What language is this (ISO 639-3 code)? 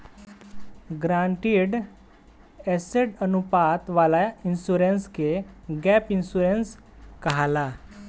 bho